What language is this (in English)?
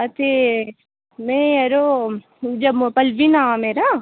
Dogri